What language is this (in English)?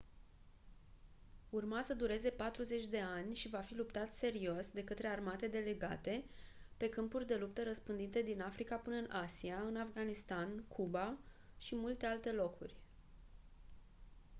Romanian